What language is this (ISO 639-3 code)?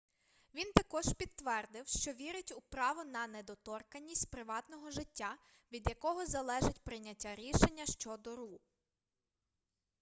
ukr